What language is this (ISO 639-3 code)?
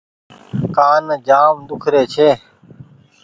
gig